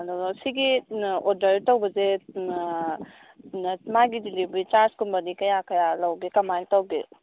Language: Manipuri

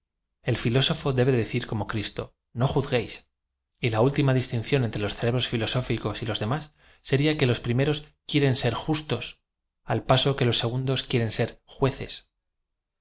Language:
Spanish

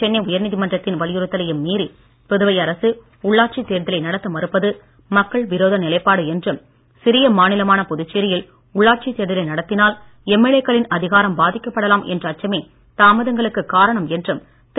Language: Tamil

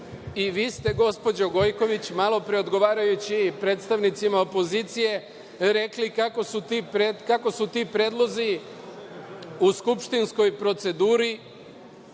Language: Serbian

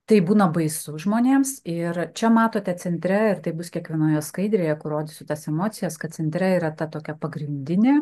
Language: Lithuanian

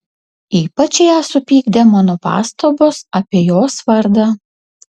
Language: Lithuanian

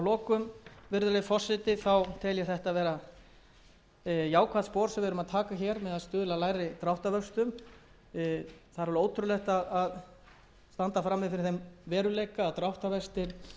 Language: Icelandic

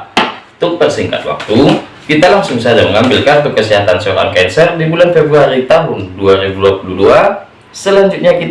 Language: Indonesian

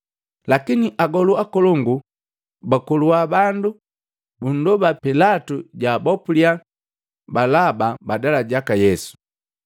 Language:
Matengo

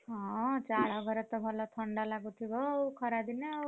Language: Odia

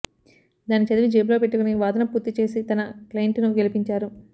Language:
Telugu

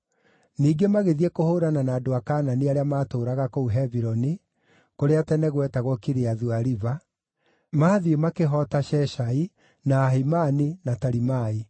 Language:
Kikuyu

